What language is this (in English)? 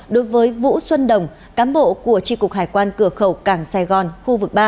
Vietnamese